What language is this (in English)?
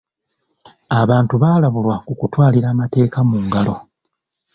Ganda